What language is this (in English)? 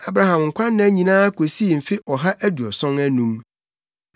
Akan